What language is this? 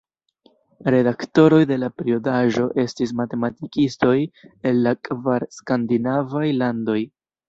Esperanto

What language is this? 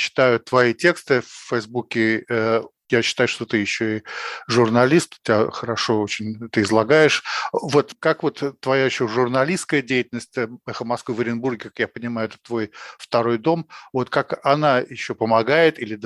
Russian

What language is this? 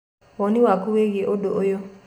Kikuyu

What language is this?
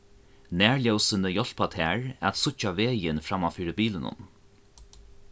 Faroese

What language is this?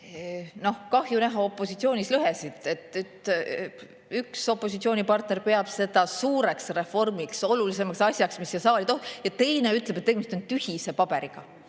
Estonian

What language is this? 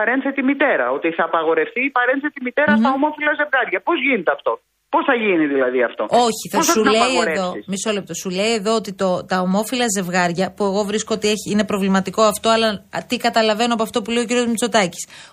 Greek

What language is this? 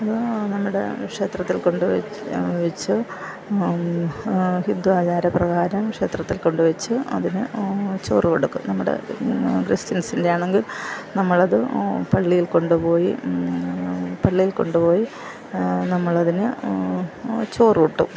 Malayalam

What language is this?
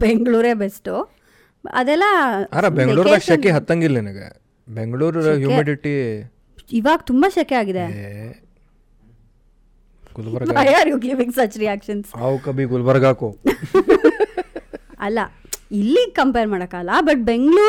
Kannada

